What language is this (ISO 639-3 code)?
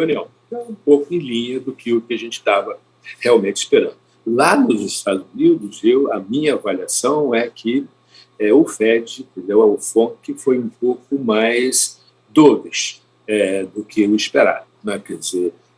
por